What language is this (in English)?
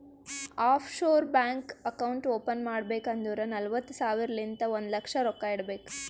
Kannada